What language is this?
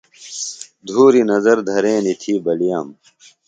Phalura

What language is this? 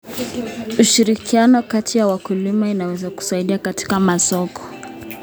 Kalenjin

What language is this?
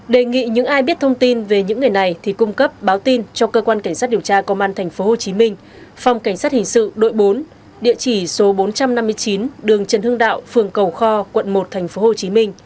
Vietnamese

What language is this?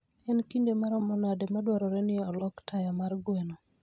Luo (Kenya and Tanzania)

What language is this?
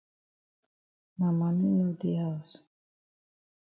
Cameroon Pidgin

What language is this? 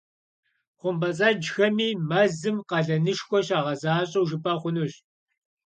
Kabardian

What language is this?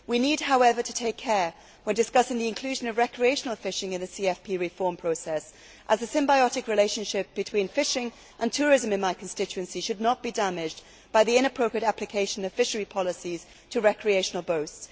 English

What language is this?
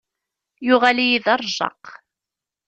Kabyle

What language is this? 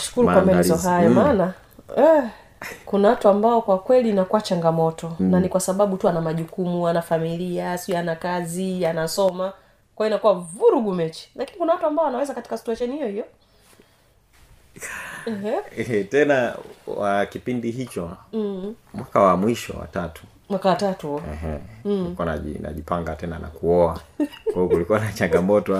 Swahili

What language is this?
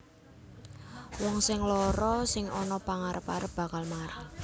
Javanese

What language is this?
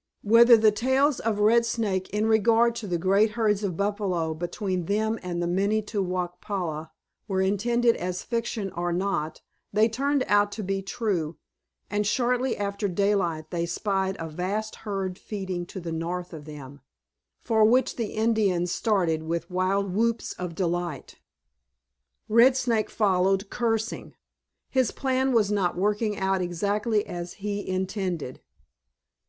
English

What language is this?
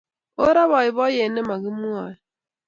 Kalenjin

